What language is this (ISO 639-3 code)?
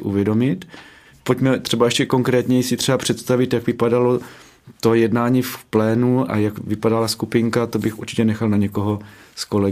ces